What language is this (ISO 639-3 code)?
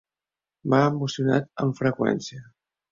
cat